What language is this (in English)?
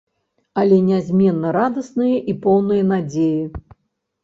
Belarusian